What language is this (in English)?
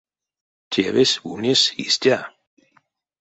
Erzya